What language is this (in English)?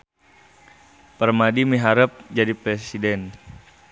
Sundanese